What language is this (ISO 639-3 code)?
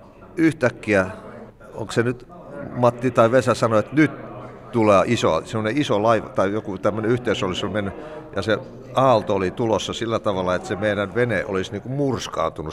fin